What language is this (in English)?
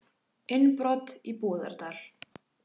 Icelandic